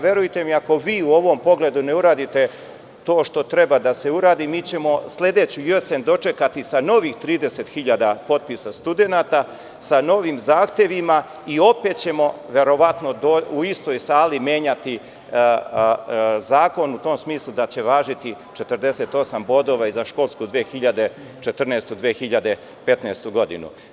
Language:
Serbian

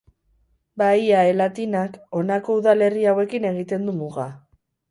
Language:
Basque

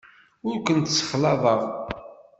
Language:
Kabyle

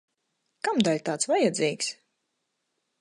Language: Latvian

